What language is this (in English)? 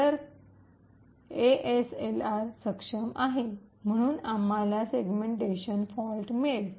Marathi